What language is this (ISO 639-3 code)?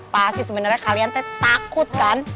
ind